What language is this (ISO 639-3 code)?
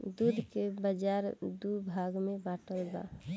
bho